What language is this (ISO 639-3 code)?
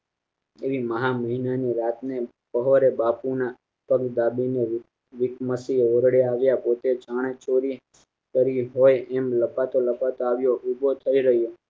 guj